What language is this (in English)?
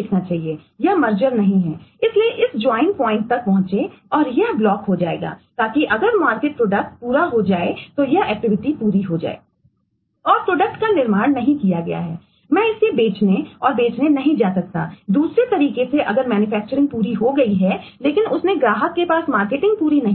Hindi